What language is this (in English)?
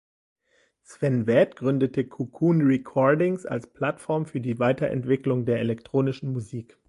German